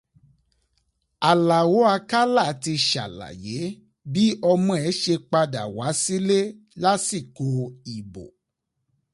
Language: Yoruba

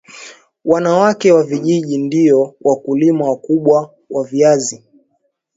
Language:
Swahili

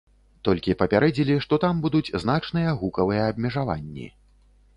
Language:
Belarusian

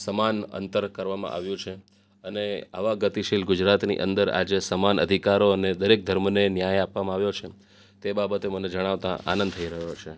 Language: Gujarati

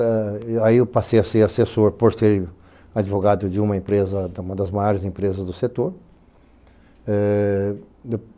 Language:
Portuguese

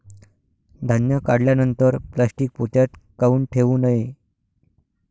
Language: Marathi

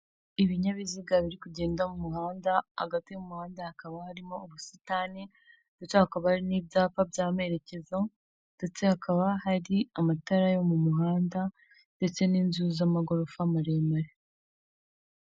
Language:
Kinyarwanda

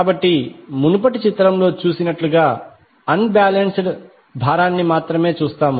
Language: Telugu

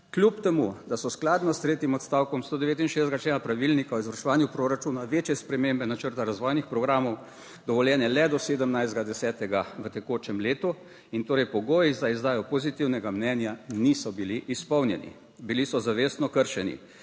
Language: Slovenian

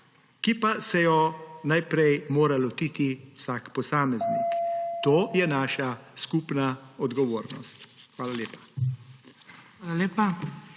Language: Slovenian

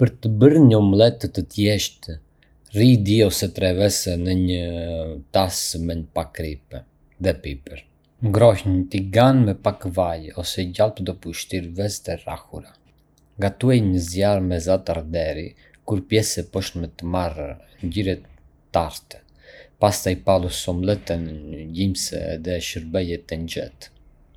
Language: Arbëreshë Albanian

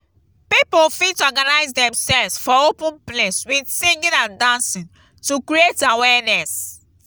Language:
Nigerian Pidgin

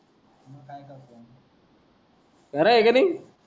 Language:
Marathi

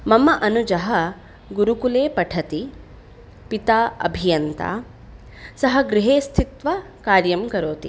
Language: Sanskrit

